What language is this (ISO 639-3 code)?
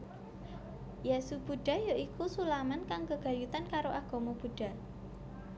jav